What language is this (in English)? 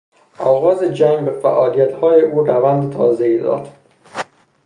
Persian